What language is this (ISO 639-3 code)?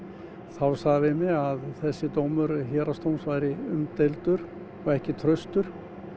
isl